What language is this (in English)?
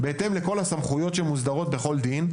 Hebrew